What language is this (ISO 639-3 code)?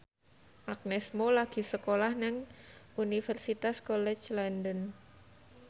jav